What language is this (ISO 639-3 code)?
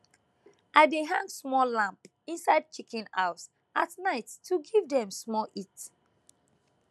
pcm